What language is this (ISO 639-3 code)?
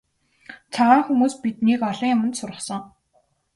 mon